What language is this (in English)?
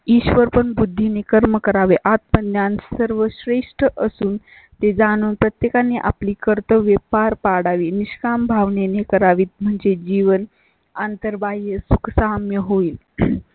Marathi